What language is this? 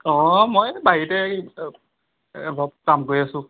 Assamese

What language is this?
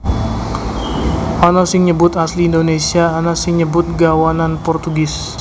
Javanese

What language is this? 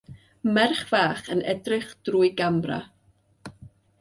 Welsh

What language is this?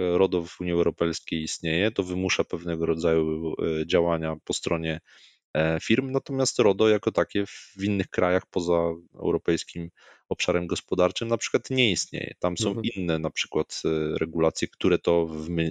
Polish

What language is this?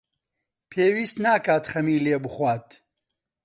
Central Kurdish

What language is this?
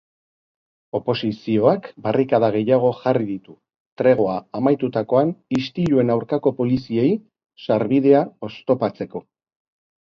Basque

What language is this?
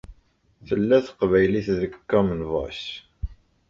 Kabyle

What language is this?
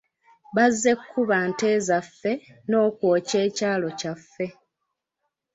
Ganda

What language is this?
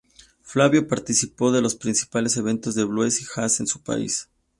Spanish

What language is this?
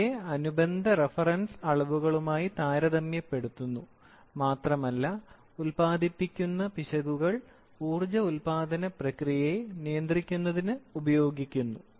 Malayalam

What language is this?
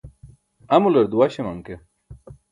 Burushaski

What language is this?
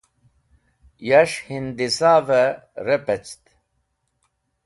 Wakhi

